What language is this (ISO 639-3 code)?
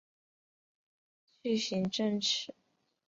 zho